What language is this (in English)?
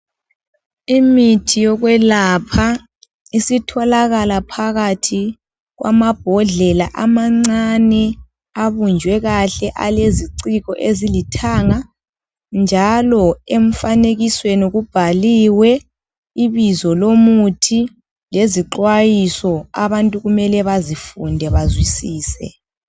North Ndebele